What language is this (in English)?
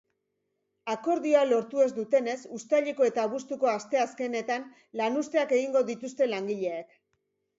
Basque